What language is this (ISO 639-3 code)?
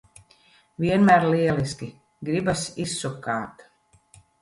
lav